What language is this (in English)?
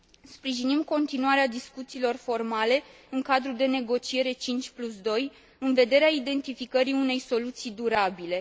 Romanian